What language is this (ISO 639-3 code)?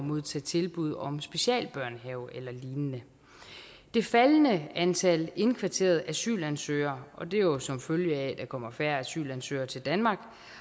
dan